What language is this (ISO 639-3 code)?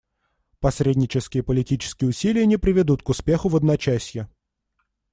rus